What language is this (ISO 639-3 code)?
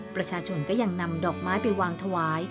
tha